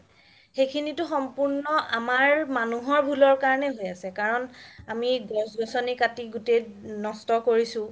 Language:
Assamese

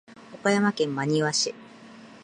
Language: Japanese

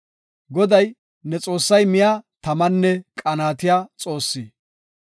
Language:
Gofa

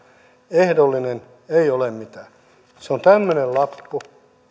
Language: Finnish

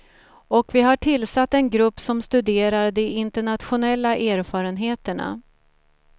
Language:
Swedish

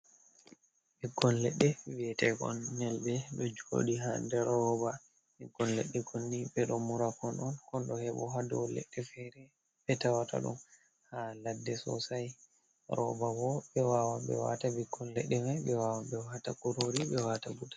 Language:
Fula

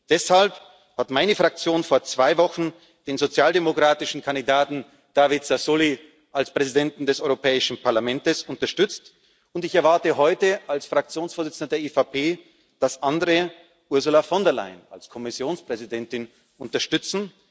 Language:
German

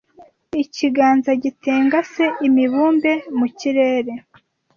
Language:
Kinyarwanda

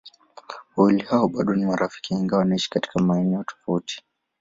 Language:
Swahili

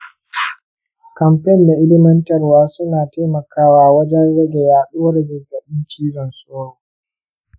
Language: Hausa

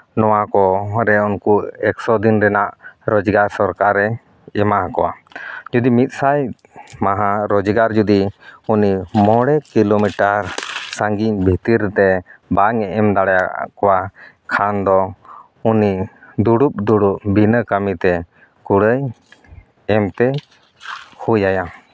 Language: Santali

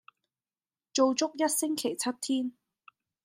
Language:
Cantonese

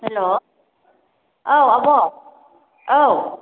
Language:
Bodo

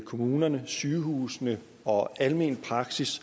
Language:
Danish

